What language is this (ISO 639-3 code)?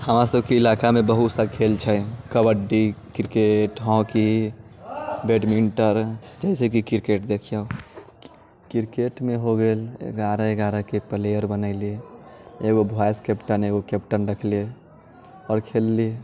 mai